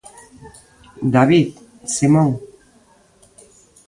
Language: Galician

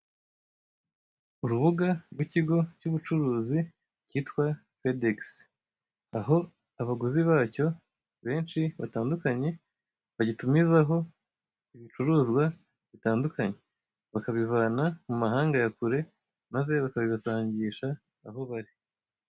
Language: Kinyarwanda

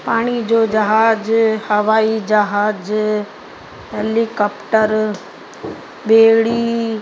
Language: Sindhi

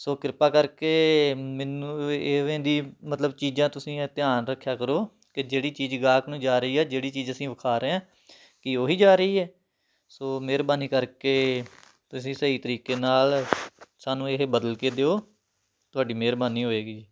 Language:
Punjabi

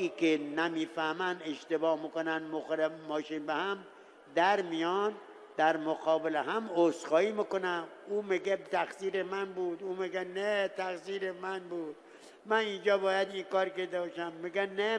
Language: Persian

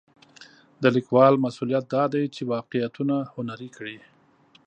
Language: Pashto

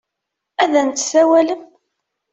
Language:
Kabyle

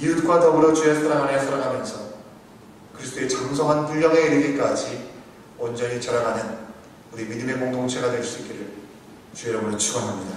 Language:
Korean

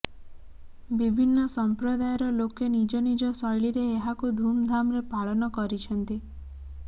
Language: Odia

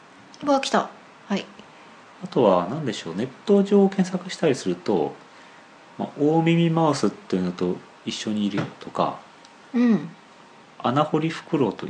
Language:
Japanese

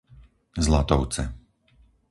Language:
Slovak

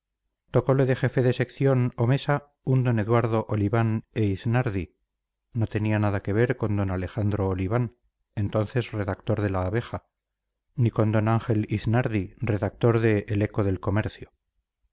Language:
Spanish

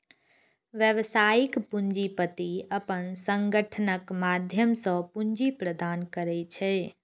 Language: Maithili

